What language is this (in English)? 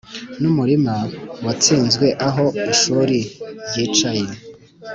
Kinyarwanda